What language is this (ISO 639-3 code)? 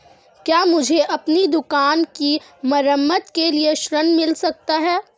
hin